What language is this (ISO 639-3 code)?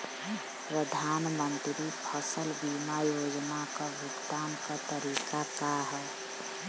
bho